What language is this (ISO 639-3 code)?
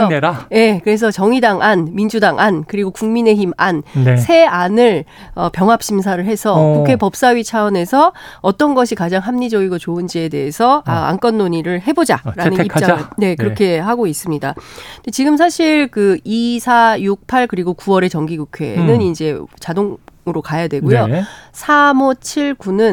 kor